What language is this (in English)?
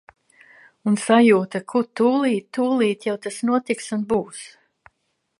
Latvian